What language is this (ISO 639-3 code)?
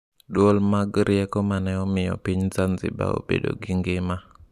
luo